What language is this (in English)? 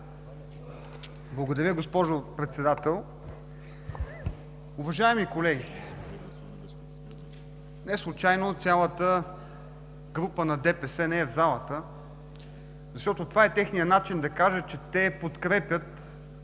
Bulgarian